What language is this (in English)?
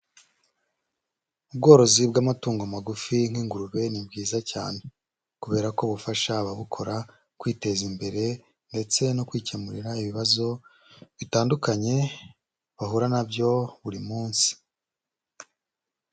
Kinyarwanda